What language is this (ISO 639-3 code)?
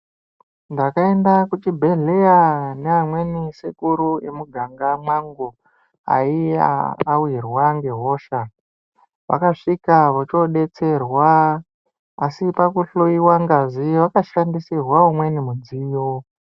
ndc